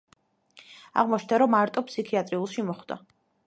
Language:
Georgian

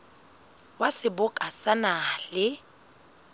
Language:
Southern Sotho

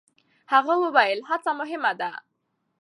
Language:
Pashto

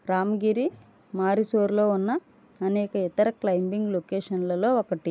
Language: Telugu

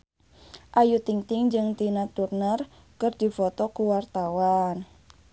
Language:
Sundanese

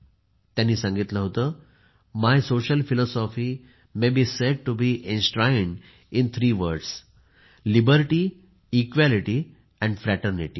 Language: Marathi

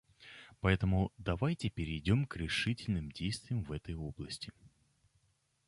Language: Russian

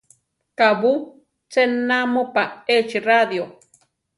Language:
Central Tarahumara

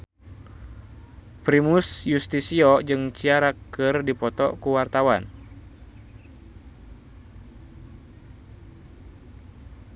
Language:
Sundanese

